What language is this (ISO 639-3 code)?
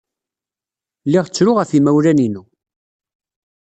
kab